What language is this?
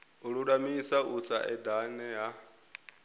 Venda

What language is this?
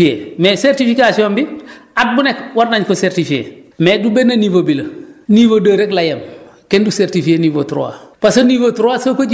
Wolof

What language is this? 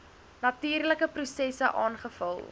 Afrikaans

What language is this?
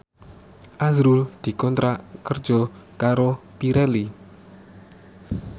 Javanese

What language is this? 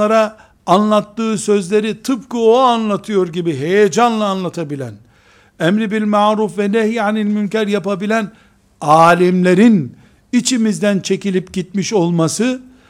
Turkish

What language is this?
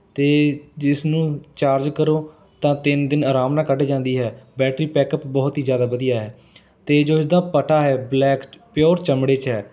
Punjabi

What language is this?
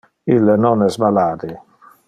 Interlingua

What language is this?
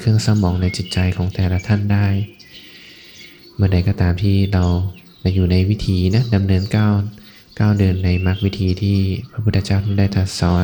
Thai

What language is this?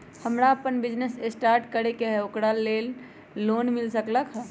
Magahi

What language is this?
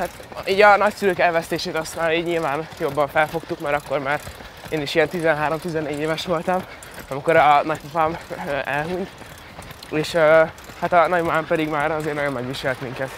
Hungarian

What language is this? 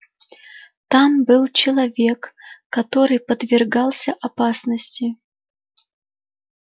Russian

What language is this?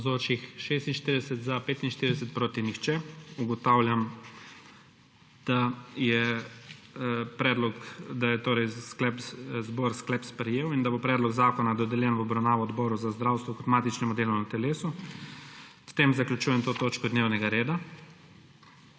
Slovenian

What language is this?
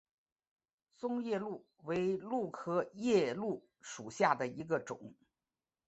Chinese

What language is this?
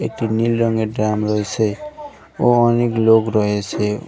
Bangla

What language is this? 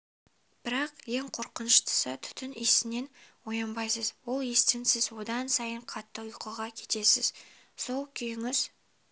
Kazakh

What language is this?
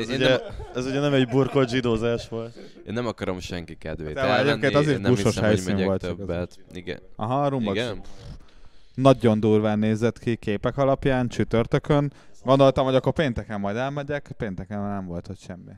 Hungarian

